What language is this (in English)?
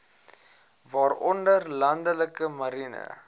Afrikaans